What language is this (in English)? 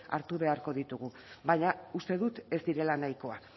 Basque